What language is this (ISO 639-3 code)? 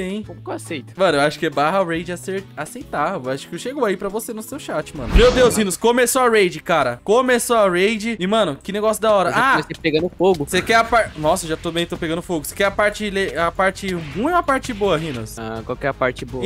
por